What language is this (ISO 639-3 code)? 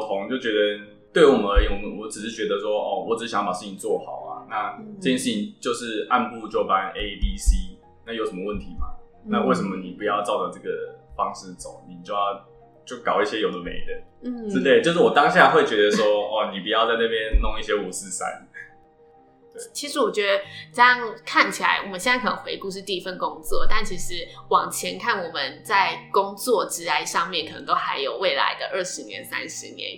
zho